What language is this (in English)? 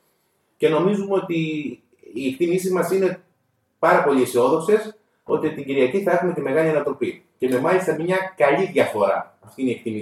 Greek